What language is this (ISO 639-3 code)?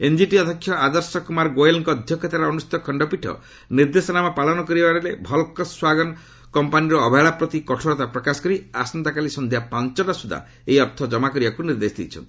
ori